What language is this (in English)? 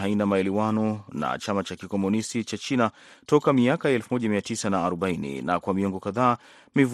Swahili